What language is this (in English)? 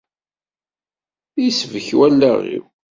Kabyle